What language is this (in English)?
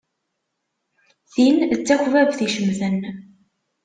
Kabyle